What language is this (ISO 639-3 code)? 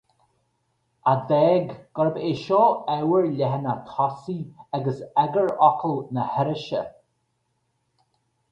gle